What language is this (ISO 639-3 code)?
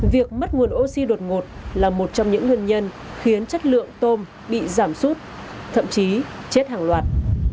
vie